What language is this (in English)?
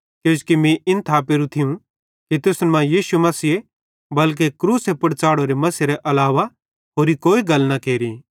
Bhadrawahi